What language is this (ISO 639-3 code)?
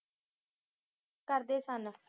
pan